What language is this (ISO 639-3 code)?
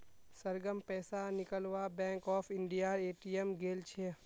mag